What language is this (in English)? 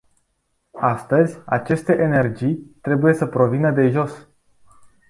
Romanian